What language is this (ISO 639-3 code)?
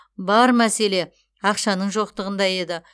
kaz